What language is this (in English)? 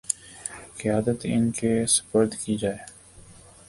Urdu